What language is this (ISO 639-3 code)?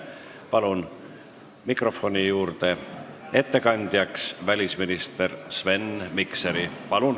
est